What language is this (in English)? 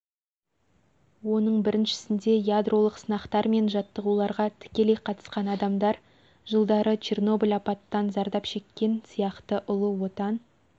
Kazakh